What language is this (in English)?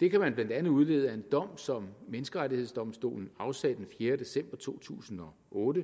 Danish